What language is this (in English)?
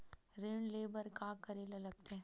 Chhattisgarhi